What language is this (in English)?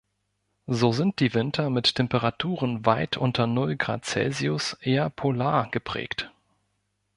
German